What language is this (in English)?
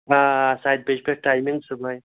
Kashmiri